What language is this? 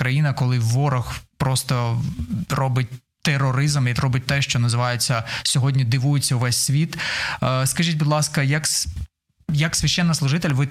Ukrainian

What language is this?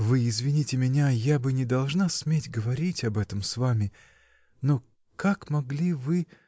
Russian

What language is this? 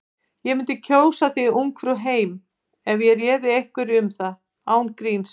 Icelandic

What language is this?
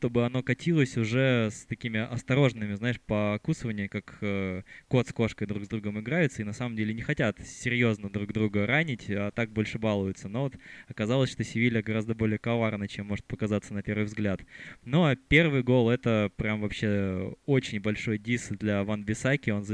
Russian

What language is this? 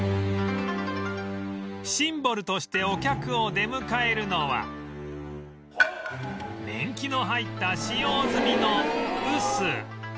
Japanese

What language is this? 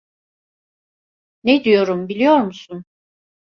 Turkish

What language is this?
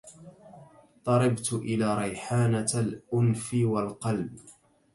Arabic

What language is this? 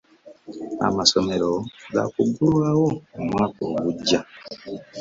Ganda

